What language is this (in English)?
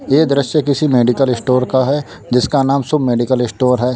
Hindi